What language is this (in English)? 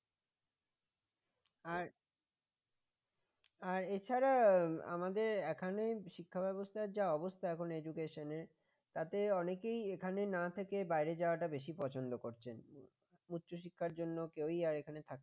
Bangla